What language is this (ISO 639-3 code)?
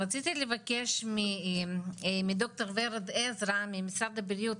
heb